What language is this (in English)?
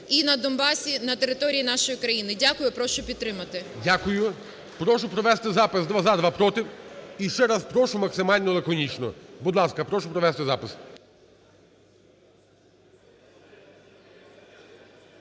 Ukrainian